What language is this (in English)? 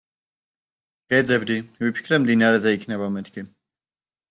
Georgian